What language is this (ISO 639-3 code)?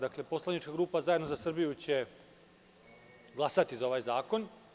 srp